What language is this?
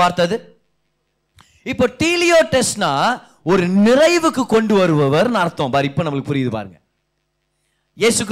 Tamil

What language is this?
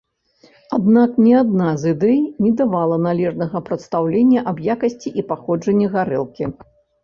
Belarusian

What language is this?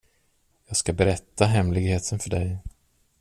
Swedish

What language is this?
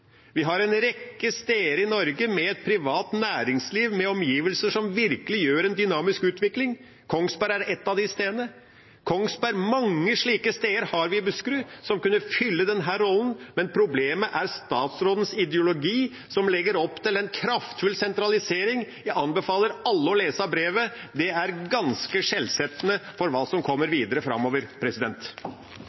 Norwegian Bokmål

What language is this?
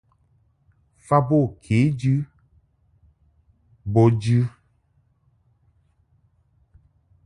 Mungaka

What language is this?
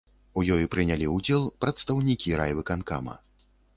Belarusian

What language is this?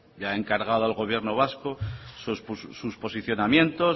Spanish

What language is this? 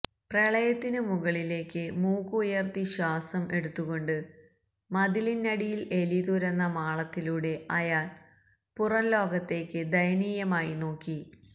Malayalam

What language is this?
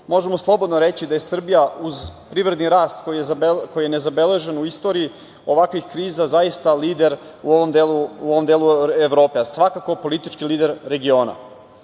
Serbian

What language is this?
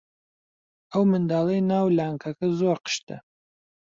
Central Kurdish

